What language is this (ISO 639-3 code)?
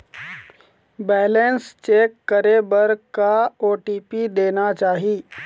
hne